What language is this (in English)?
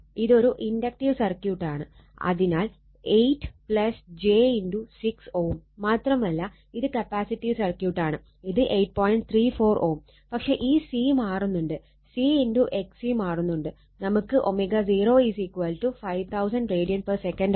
Malayalam